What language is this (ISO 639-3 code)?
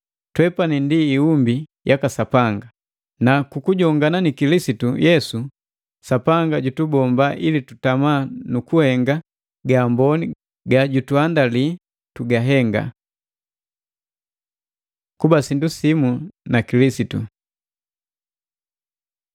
mgv